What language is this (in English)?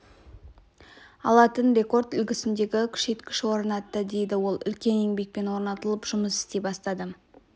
Kazakh